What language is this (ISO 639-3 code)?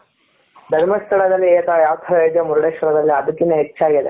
kan